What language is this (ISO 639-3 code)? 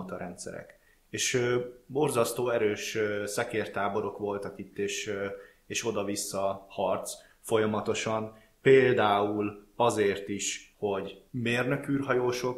hun